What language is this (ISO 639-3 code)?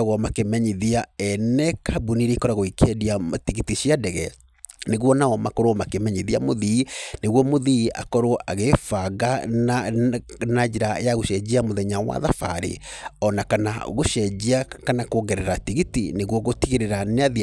kik